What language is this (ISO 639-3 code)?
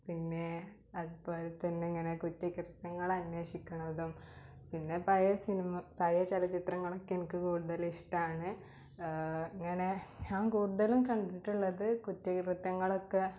mal